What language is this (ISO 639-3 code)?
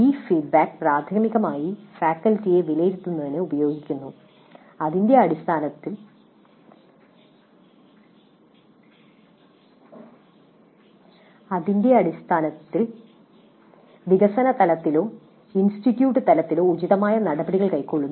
mal